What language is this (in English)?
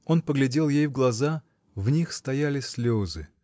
Russian